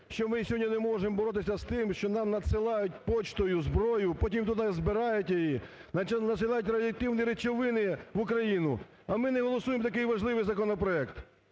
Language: Ukrainian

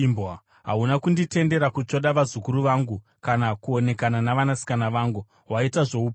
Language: Shona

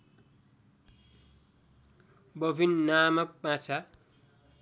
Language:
Nepali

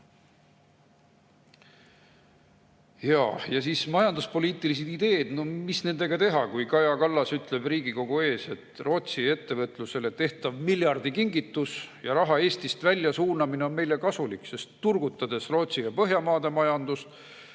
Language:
Estonian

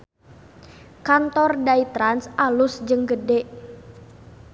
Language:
Sundanese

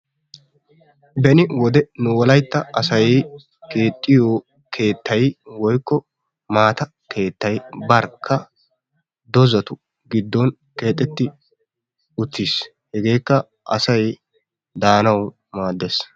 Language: Wolaytta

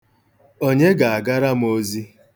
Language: Igbo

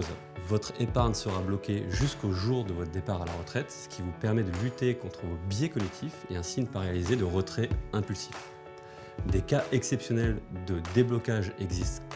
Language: French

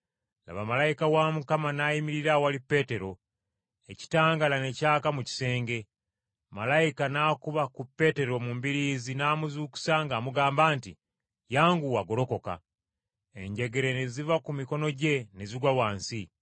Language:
Ganda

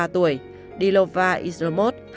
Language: Vietnamese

